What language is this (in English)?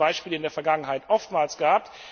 German